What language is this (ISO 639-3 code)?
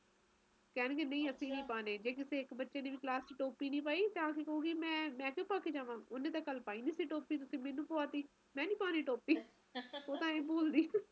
pan